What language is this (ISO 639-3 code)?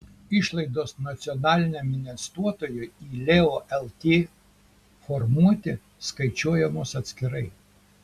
lit